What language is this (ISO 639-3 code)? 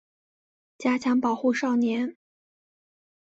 zho